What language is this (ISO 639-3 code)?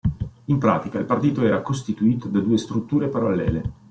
ita